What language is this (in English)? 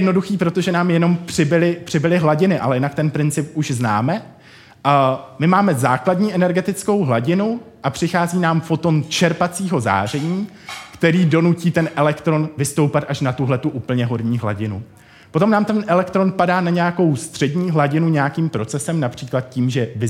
Czech